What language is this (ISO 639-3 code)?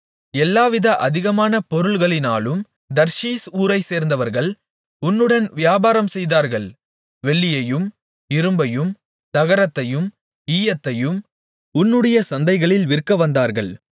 tam